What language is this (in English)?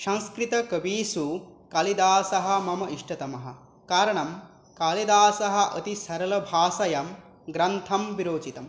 Sanskrit